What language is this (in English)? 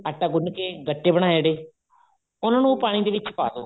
Punjabi